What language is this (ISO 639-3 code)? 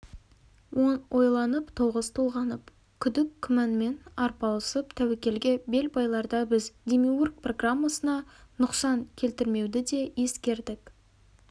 kaz